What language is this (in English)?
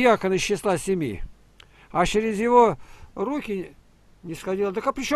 Russian